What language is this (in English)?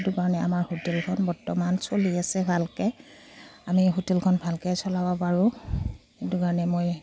Assamese